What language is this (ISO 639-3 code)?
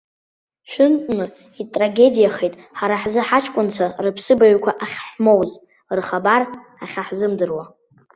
abk